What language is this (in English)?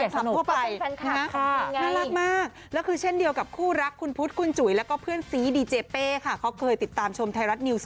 Thai